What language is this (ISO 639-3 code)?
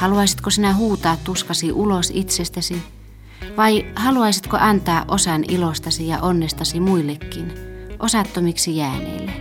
fin